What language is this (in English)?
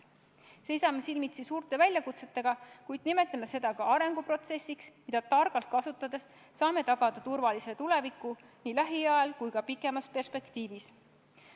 Estonian